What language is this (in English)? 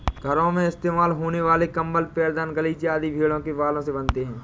Hindi